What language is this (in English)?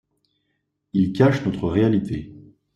French